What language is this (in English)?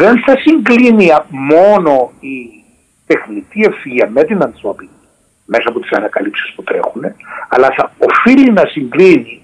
Greek